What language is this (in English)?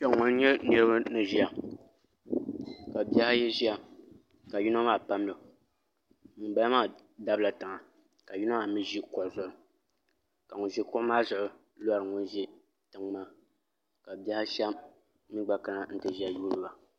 Dagbani